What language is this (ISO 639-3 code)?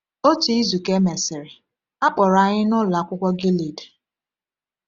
ibo